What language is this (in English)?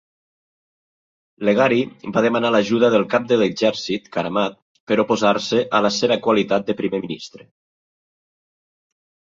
Catalan